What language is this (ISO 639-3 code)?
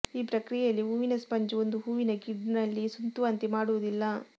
kan